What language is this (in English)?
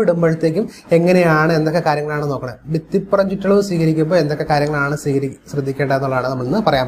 Arabic